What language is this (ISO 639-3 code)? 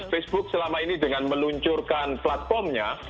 ind